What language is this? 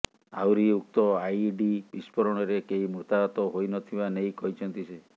Odia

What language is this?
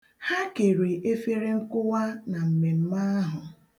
Igbo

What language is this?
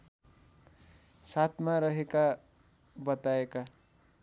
Nepali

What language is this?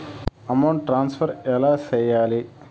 Telugu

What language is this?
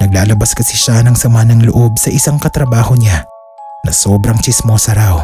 Filipino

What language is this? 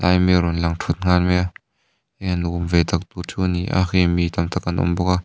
Mizo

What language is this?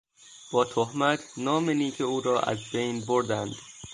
Persian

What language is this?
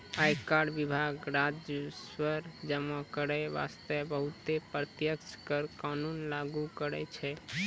Maithili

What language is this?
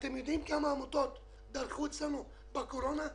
Hebrew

